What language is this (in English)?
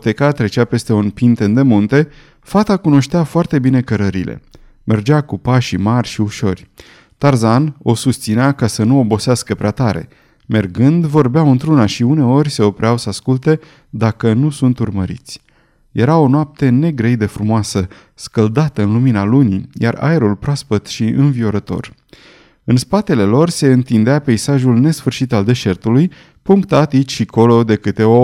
Romanian